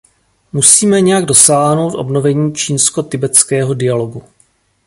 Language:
Czech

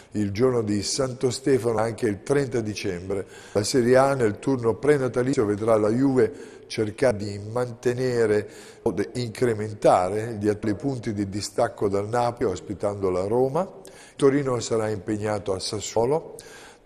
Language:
Italian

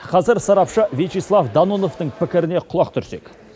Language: Kazakh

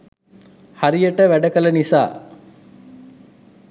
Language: Sinhala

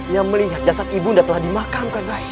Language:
Indonesian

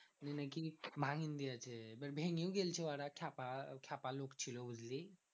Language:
Bangla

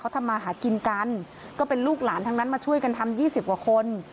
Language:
Thai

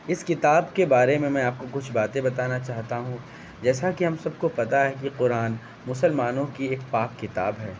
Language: Urdu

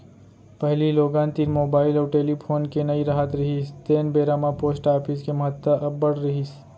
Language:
Chhattisgarhi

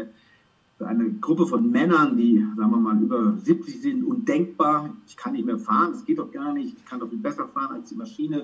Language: German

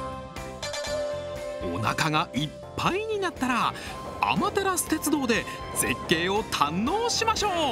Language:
Japanese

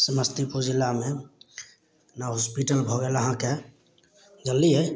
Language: Maithili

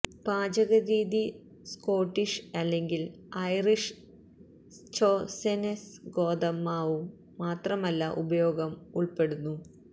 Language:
Malayalam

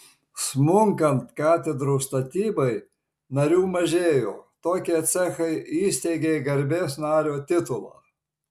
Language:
Lithuanian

